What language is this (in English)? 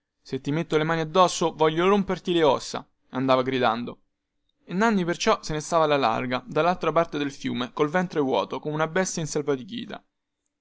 Italian